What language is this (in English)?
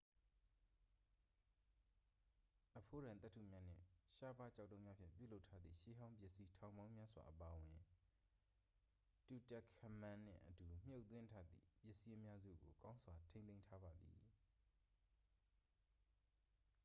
Burmese